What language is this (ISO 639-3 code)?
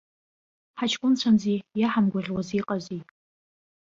abk